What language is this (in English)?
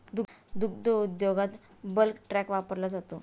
Marathi